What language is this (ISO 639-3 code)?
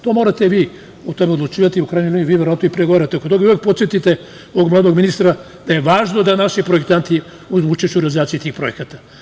srp